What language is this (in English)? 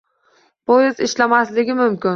Uzbek